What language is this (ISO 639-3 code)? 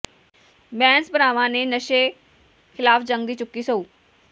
pan